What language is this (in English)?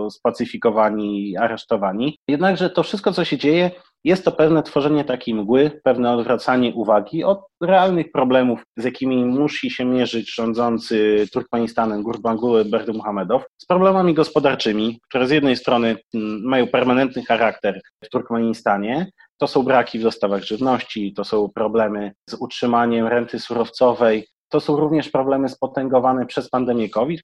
Polish